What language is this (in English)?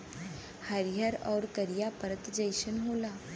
Bhojpuri